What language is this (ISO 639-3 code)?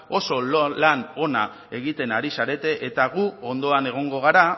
eus